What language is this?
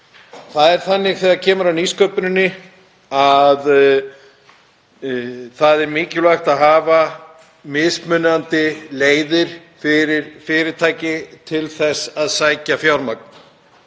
Icelandic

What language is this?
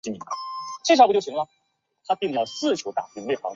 Chinese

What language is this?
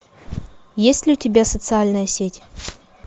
Russian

